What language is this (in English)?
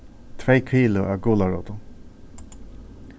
Faroese